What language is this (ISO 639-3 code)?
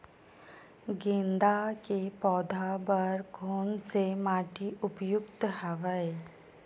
hne